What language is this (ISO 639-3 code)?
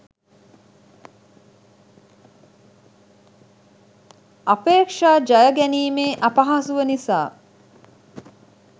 sin